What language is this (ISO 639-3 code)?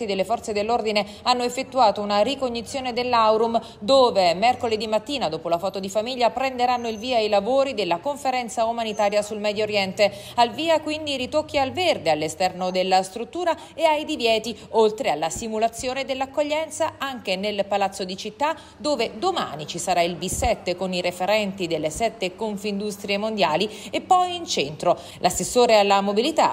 ita